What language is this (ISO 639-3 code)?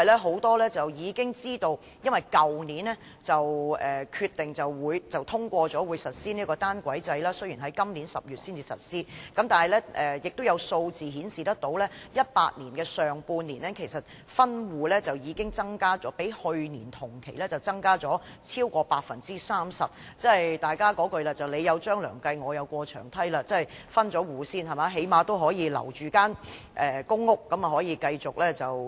yue